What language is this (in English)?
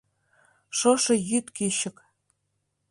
Mari